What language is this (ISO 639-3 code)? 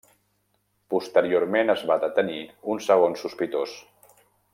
cat